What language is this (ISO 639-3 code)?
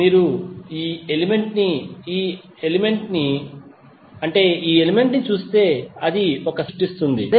tel